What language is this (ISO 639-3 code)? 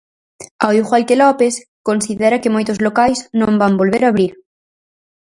glg